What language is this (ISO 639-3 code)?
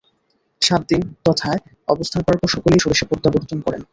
ben